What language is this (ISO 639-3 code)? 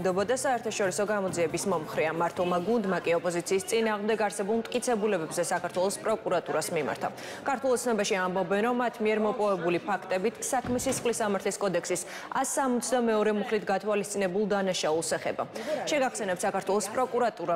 ron